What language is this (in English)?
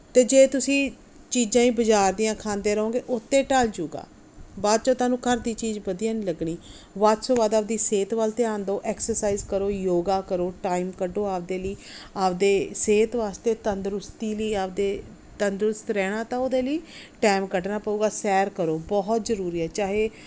Punjabi